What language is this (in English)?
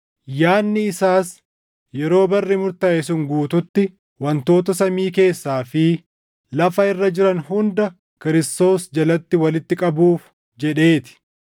Oromo